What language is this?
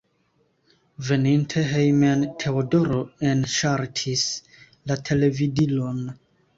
Esperanto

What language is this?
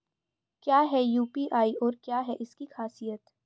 Hindi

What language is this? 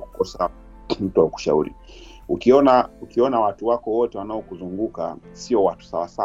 Swahili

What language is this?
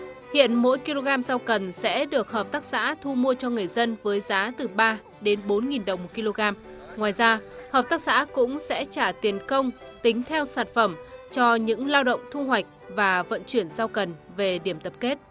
Vietnamese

